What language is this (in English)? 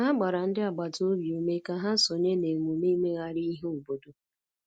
Igbo